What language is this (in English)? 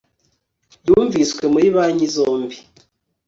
Kinyarwanda